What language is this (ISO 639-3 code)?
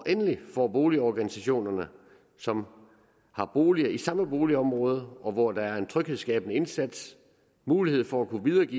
dan